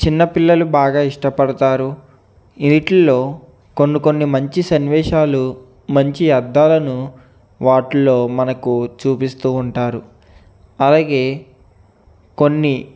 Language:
Telugu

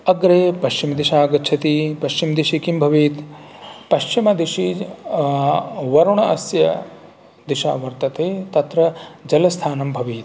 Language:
Sanskrit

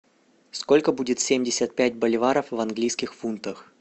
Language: Russian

